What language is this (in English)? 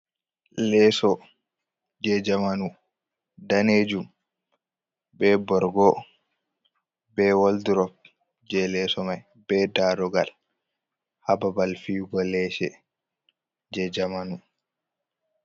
Fula